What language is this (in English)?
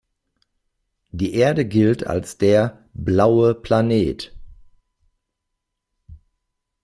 German